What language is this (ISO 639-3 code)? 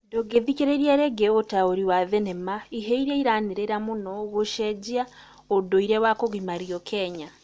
kik